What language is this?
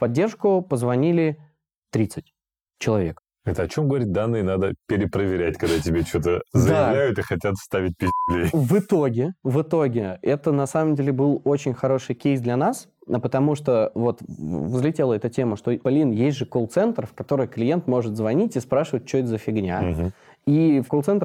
Russian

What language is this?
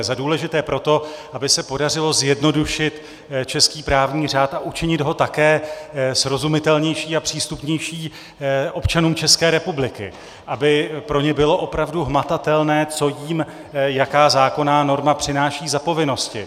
Czech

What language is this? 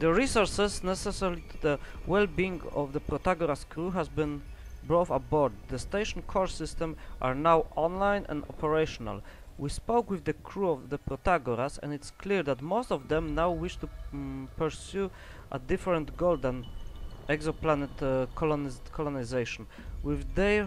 Polish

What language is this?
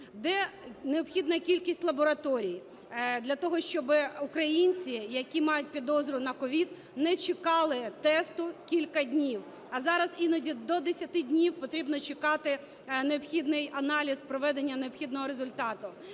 Ukrainian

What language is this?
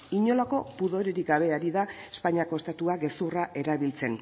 Basque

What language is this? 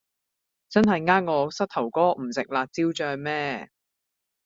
Cantonese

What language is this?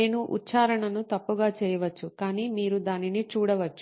Telugu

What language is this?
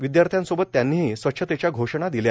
Marathi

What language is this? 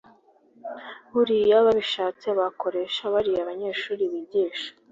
Kinyarwanda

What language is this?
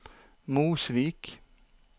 Norwegian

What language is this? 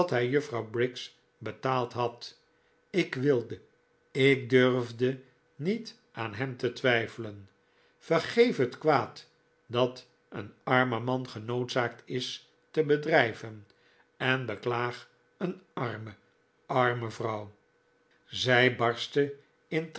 Dutch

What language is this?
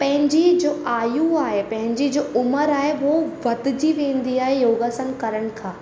Sindhi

